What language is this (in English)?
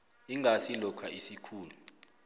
South Ndebele